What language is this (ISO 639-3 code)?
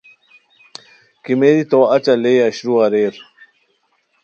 khw